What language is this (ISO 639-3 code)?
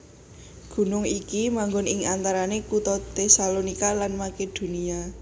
jav